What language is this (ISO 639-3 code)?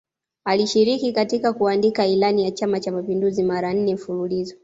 swa